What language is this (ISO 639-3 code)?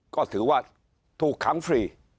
tha